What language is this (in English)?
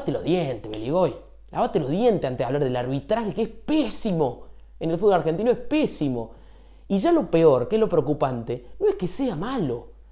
Spanish